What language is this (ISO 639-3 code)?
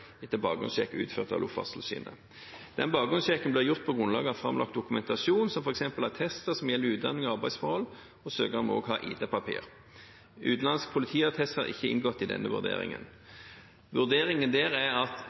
nob